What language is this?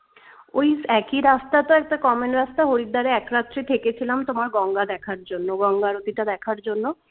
Bangla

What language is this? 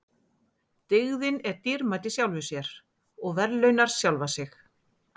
Icelandic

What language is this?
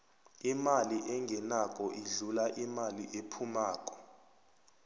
South Ndebele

